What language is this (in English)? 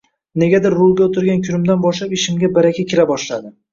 Uzbek